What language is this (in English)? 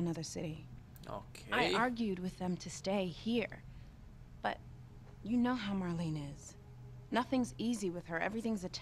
Romanian